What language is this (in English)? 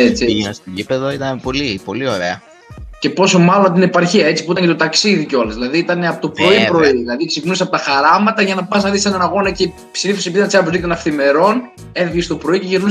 Greek